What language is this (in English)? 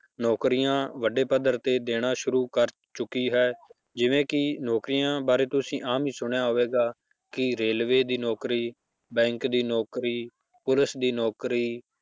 Punjabi